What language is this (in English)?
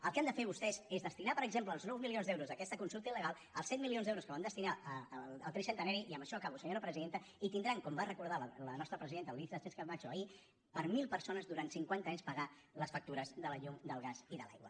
Catalan